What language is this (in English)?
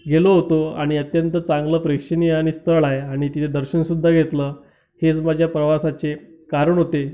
Marathi